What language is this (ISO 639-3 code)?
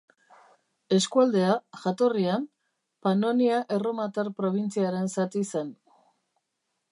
eus